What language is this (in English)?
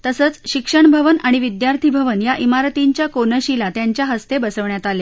Marathi